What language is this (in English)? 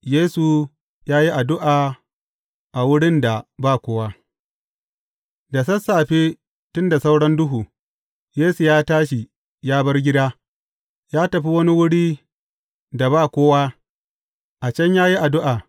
Hausa